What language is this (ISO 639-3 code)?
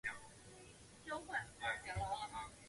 zho